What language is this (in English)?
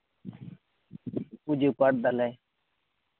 Santali